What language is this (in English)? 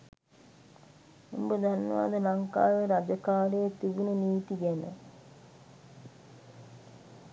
Sinhala